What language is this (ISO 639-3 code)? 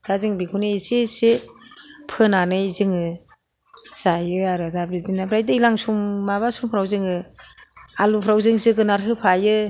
brx